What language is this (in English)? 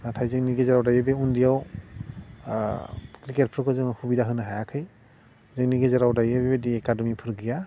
Bodo